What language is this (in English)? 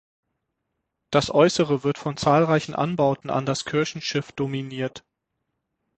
German